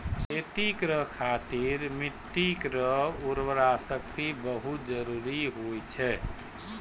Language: Maithili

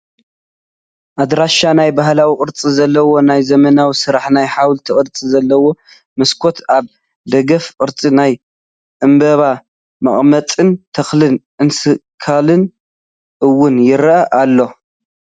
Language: Tigrinya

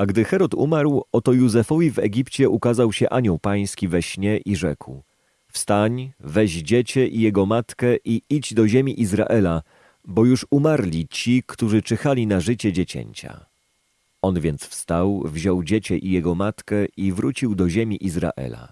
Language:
Polish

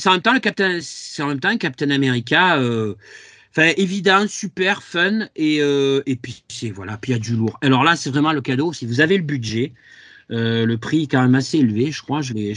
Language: French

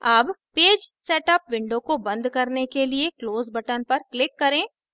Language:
Hindi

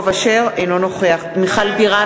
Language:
Hebrew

